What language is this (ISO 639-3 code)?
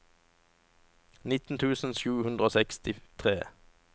nor